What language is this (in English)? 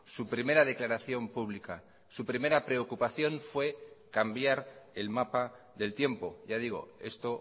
Spanish